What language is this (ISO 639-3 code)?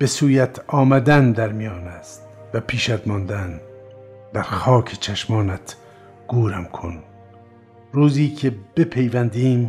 fas